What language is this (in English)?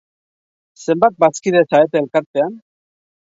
Basque